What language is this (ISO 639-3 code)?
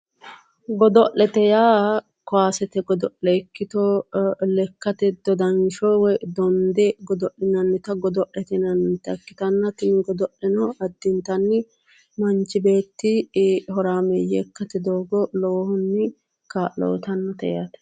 sid